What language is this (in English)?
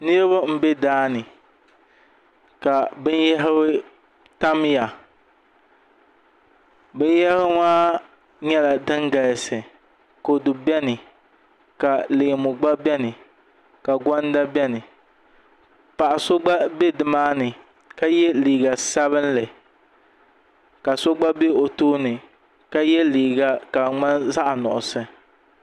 Dagbani